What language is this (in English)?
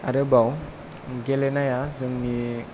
Bodo